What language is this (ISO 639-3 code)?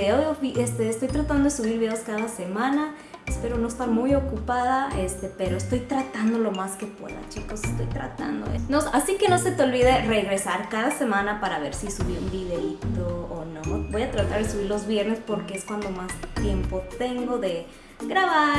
spa